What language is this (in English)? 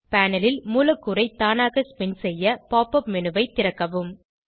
Tamil